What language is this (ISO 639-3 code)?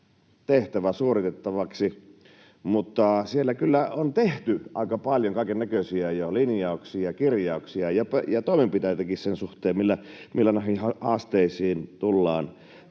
fin